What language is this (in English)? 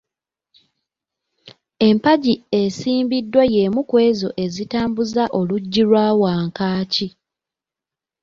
Ganda